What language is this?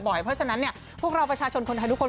Thai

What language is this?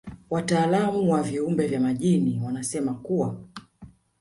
Swahili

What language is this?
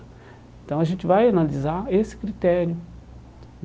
Portuguese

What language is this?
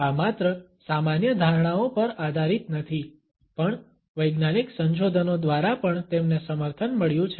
Gujarati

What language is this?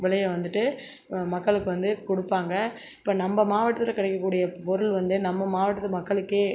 Tamil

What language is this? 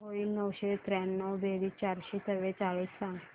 Marathi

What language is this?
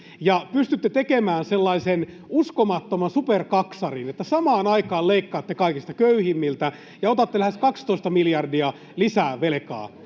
Finnish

